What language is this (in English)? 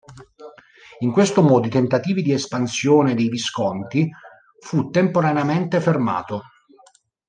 Italian